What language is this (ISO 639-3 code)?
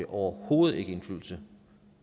dan